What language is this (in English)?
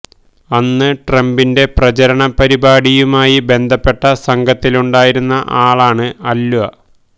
Malayalam